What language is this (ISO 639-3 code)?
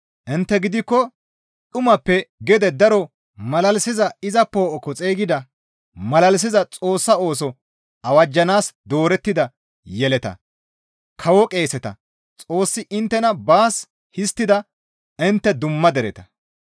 gmv